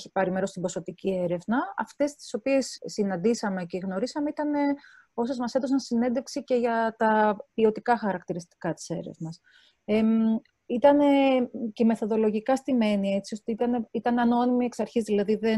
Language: Greek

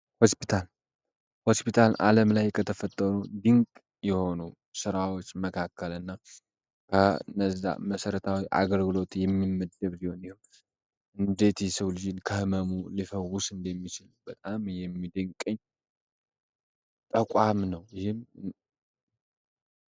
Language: Amharic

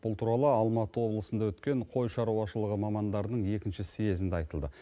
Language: Kazakh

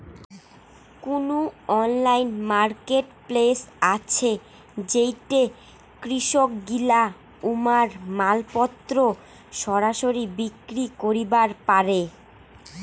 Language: Bangla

